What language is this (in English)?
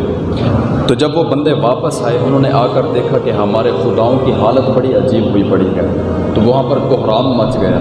Urdu